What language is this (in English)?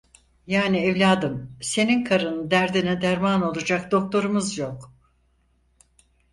Turkish